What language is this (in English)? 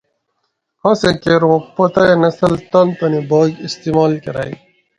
Gawri